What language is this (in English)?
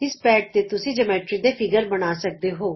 Punjabi